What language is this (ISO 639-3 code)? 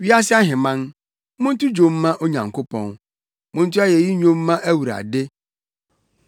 aka